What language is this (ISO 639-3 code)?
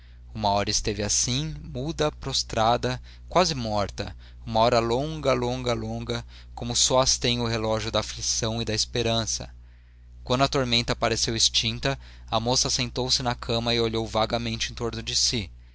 por